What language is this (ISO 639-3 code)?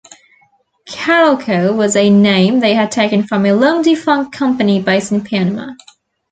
eng